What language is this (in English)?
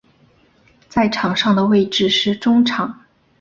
Chinese